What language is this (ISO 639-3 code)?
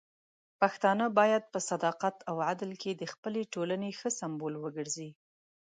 pus